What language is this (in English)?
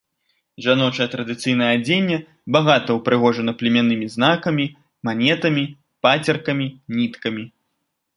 Belarusian